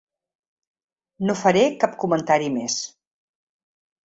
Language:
Catalan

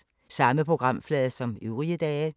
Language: Danish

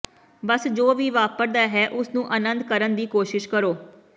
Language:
Punjabi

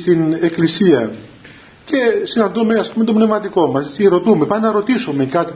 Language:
Greek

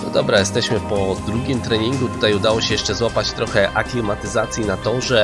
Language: Polish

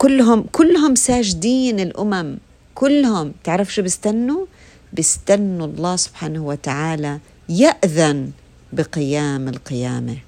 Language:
Arabic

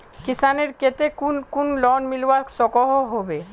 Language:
Magahi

